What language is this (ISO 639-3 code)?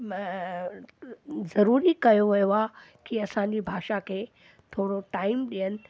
snd